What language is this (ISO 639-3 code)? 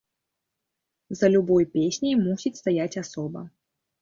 bel